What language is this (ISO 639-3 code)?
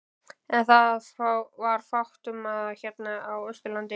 isl